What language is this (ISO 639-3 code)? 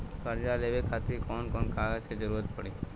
bho